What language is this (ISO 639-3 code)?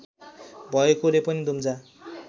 nep